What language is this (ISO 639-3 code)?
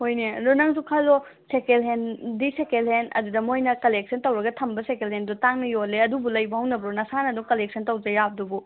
mni